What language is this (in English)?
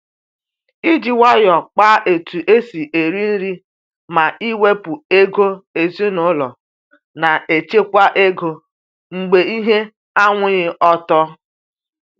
Igbo